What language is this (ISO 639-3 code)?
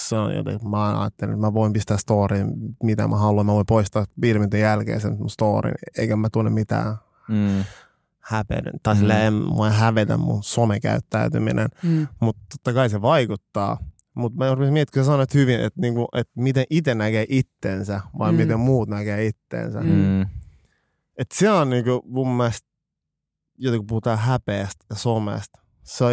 fin